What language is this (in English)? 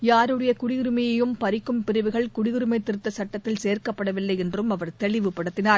Tamil